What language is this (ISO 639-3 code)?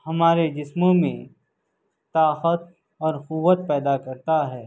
urd